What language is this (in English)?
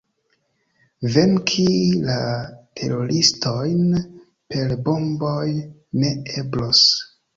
Esperanto